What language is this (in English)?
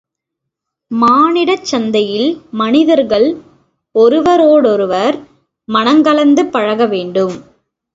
Tamil